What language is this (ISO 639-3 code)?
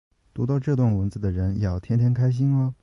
zho